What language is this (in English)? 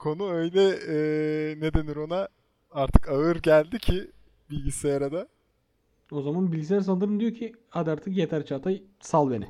Turkish